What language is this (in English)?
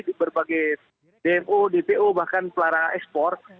Indonesian